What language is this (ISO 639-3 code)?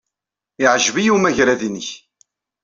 kab